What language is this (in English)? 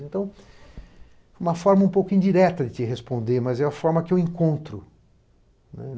Portuguese